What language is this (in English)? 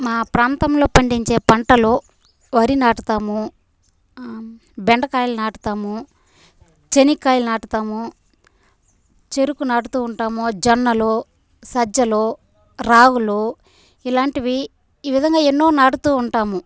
Telugu